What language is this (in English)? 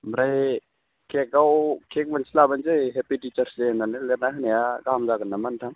Bodo